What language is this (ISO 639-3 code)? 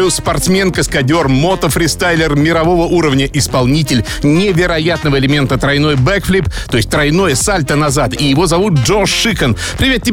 rus